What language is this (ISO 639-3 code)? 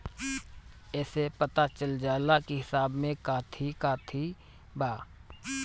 bho